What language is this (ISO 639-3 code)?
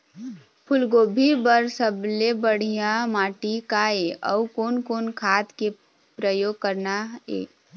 hne